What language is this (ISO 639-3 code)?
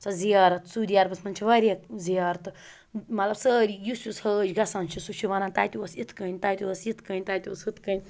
kas